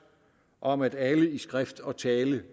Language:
Danish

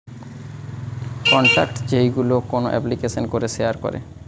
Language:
Bangla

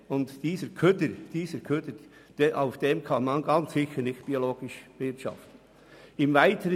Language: Swiss German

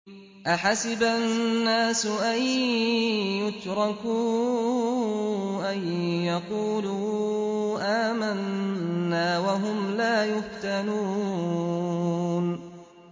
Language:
Arabic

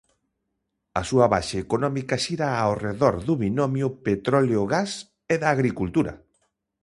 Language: Galician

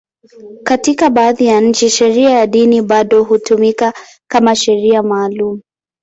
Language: Swahili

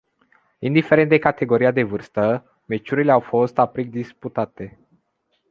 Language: Romanian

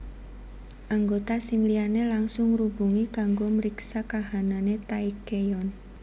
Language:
Javanese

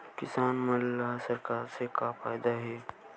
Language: Chhattisgarhi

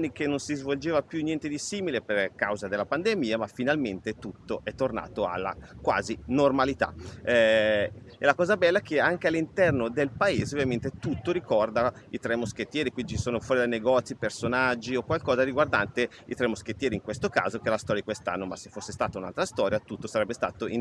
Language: Italian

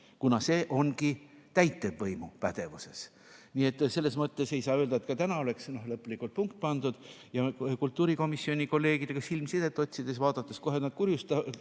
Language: Estonian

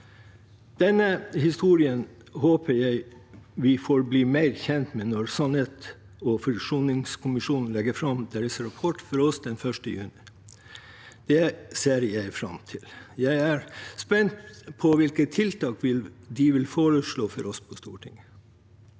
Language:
Norwegian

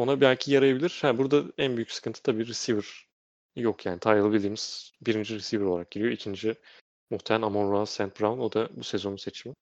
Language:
Turkish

